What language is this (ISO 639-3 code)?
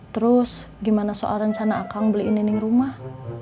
ind